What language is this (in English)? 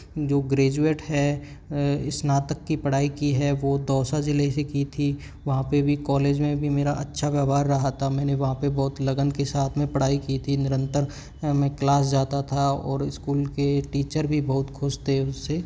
Hindi